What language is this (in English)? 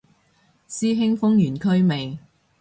Cantonese